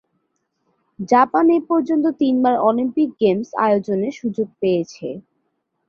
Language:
Bangla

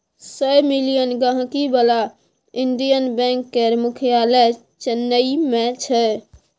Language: Maithili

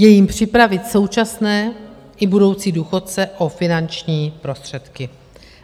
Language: Czech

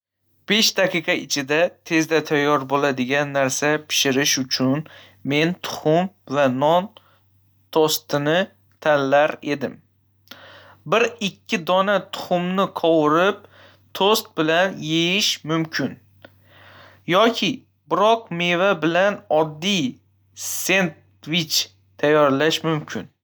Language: Uzbek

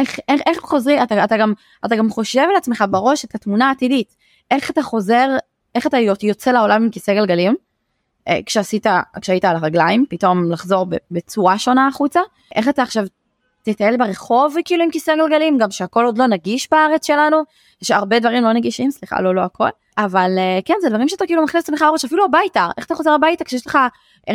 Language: Hebrew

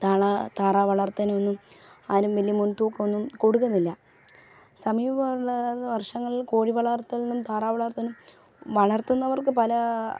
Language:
Malayalam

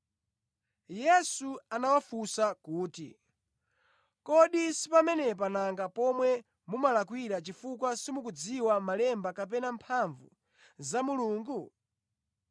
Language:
Nyanja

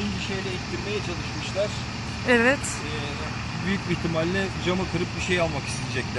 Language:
Turkish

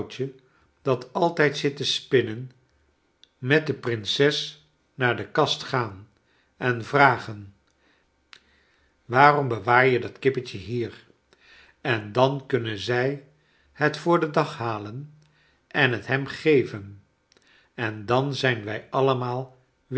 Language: Dutch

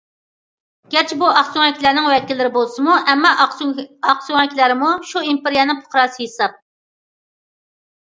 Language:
Uyghur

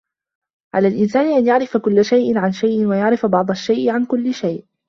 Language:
Arabic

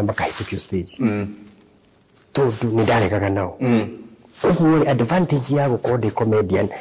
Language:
Swahili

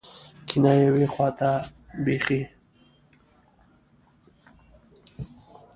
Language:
Pashto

